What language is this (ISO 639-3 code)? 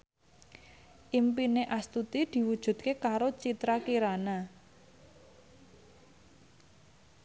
jav